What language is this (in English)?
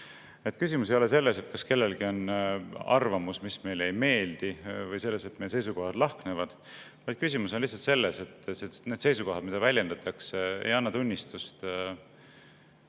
Estonian